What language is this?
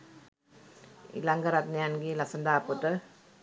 Sinhala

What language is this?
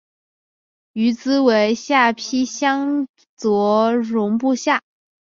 Chinese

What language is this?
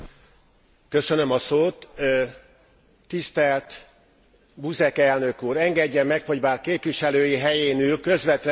Hungarian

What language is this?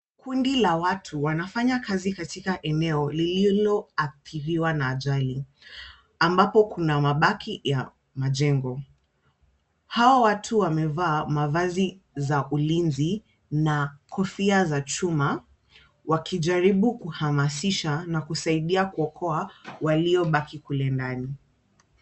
Swahili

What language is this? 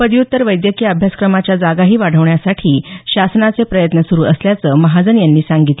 Marathi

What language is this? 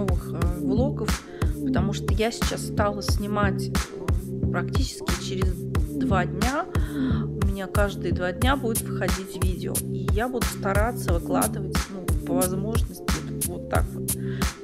Russian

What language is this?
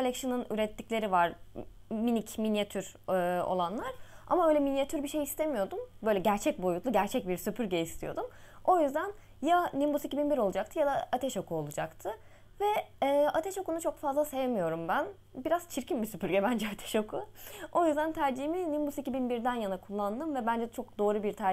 Turkish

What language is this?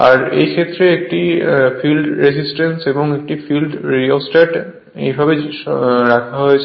Bangla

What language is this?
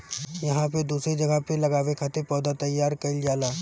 Bhojpuri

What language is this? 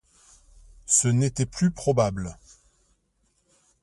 French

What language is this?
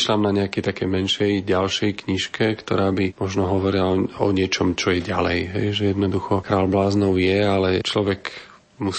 Slovak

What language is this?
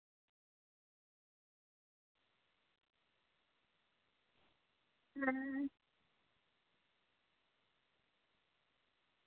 Dogri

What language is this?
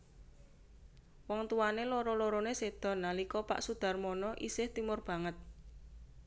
Javanese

